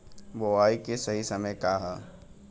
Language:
Bhojpuri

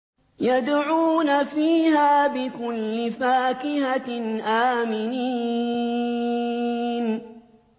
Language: Arabic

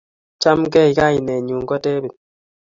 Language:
Kalenjin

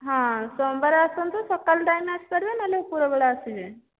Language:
Odia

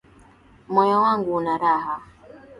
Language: Swahili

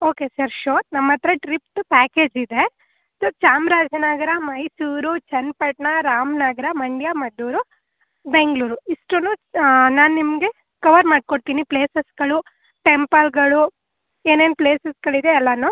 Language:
Kannada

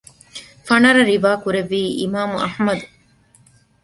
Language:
Divehi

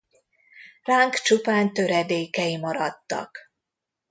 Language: Hungarian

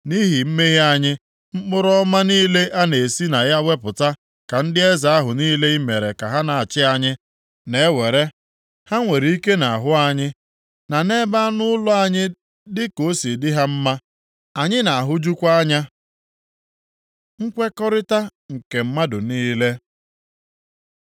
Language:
Igbo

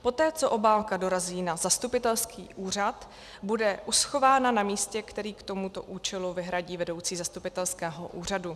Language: Czech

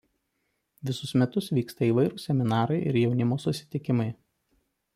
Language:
Lithuanian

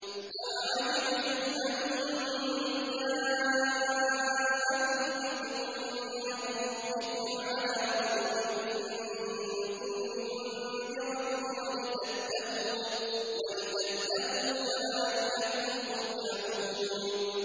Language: Arabic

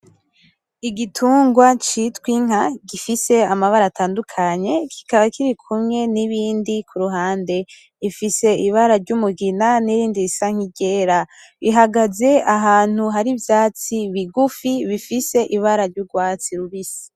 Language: Rundi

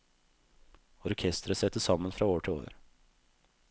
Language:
Norwegian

